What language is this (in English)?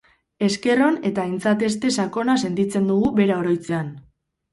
Basque